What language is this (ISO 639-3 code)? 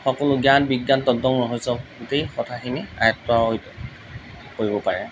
asm